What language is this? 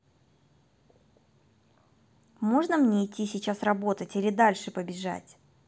Russian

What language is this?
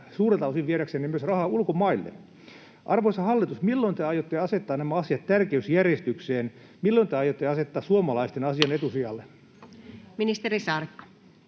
Finnish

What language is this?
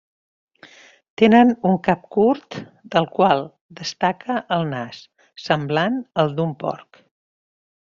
Catalan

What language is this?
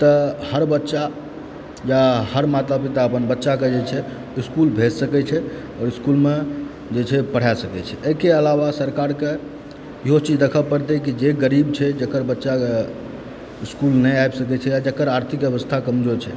Maithili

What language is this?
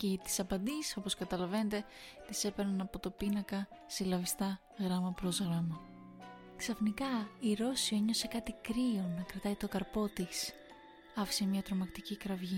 Greek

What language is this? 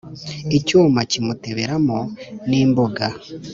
Kinyarwanda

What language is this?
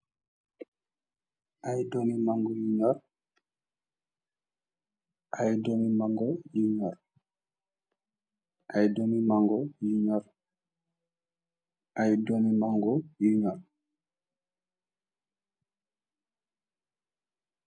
Wolof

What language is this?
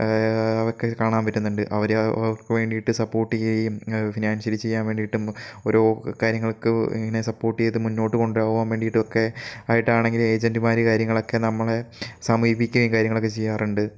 Malayalam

